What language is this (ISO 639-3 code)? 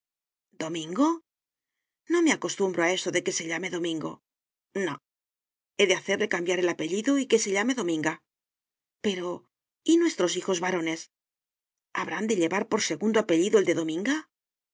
spa